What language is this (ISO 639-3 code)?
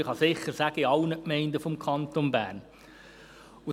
gsw